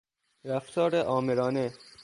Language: Persian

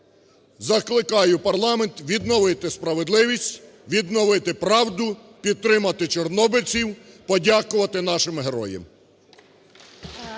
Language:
Ukrainian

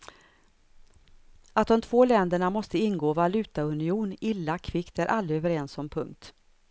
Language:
Swedish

